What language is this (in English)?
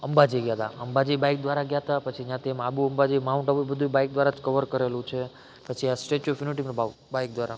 Gujarati